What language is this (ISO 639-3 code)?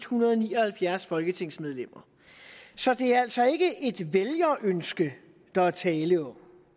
dan